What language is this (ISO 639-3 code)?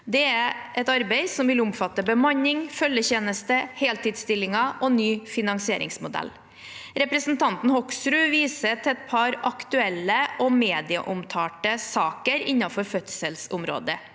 nor